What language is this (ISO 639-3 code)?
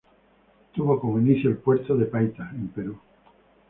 spa